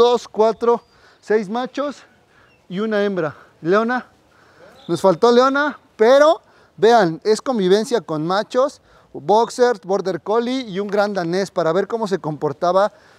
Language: Spanish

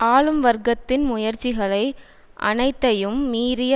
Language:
Tamil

